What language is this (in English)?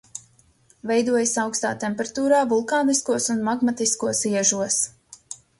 Latvian